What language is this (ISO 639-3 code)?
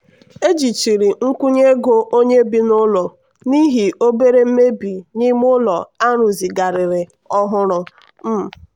ibo